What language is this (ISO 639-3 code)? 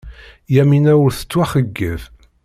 kab